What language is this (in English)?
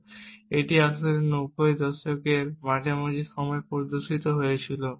Bangla